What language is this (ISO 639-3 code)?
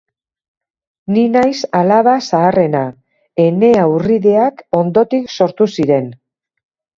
eus